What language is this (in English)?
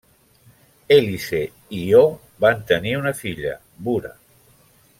Catalan